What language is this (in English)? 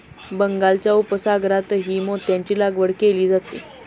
Marathi